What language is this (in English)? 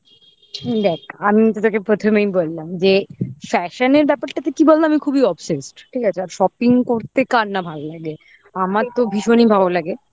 Bangla